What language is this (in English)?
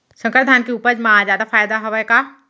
Chhattisgarhi